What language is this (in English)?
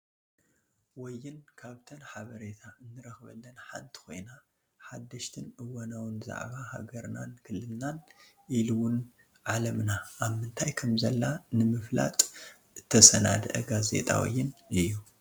Tigrinya